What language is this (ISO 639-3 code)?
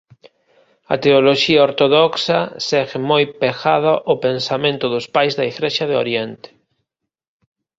glg